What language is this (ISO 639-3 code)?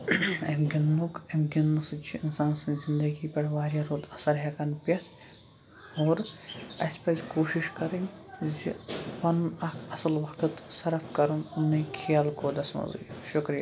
kas